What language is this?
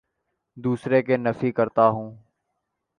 Urdu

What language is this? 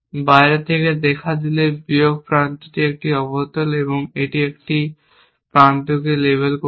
Bangla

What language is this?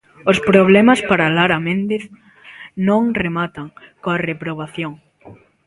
Galician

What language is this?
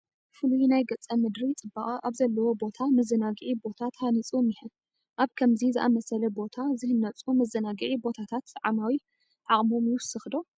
Tigrinya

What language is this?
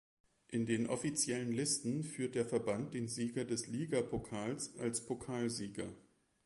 German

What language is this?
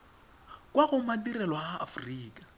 Tswana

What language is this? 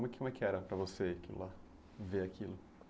Portuguese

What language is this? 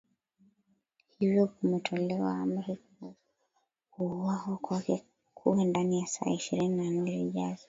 Swahili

